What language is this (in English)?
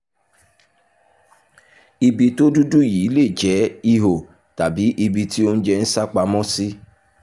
Yoruba